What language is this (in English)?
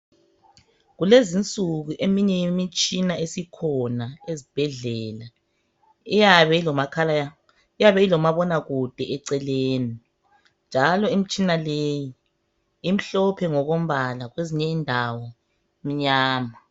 North Ndebele